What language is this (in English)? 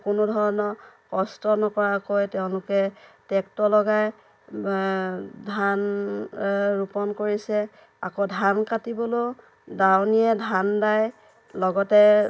Assamese